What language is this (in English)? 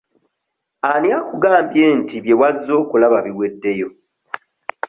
Ganda